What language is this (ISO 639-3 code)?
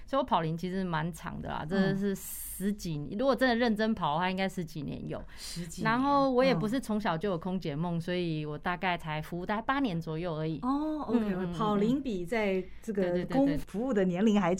zho